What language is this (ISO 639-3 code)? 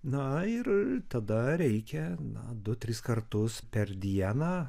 lit